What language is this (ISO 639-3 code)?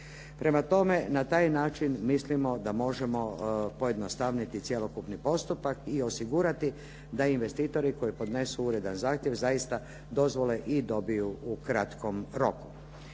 hrv